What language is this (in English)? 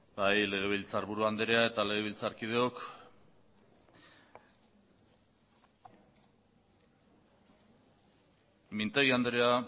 Basque